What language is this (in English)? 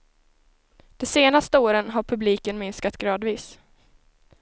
Swedish